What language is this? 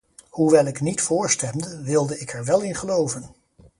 Dutch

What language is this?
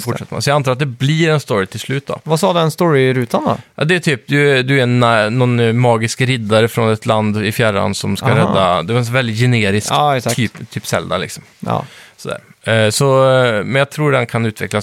Swedish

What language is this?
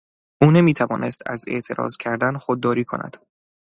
Persian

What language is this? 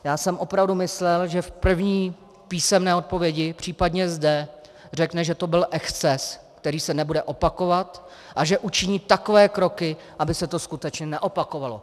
Czech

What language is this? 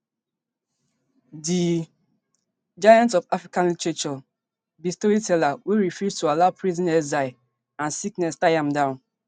Nigerian Pidgin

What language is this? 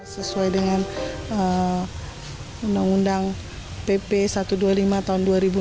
Indonesian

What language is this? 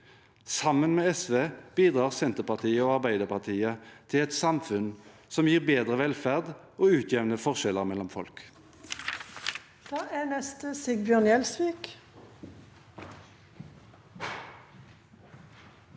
Norwegian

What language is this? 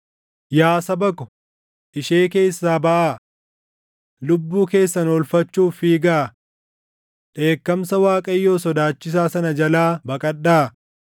Oromo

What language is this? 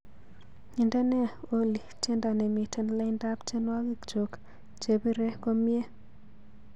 Kalenjin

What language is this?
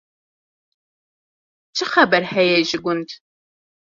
Kurdish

